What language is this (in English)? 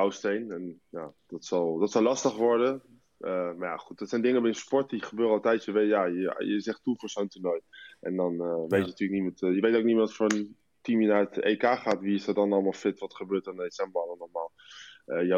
Dutch